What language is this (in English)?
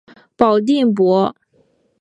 Chinese